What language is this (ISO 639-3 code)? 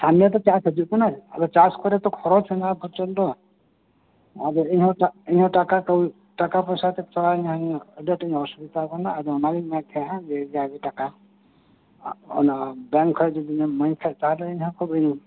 sat